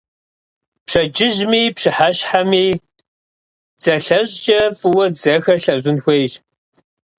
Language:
Kabardian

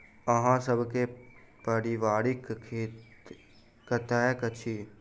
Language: Maithili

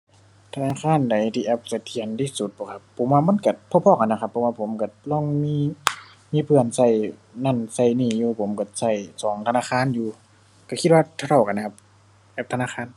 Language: Thai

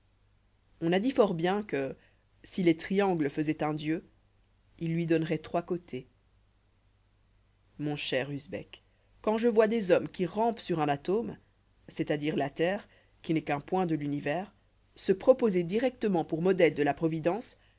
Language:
French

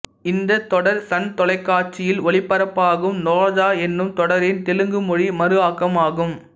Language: Tamil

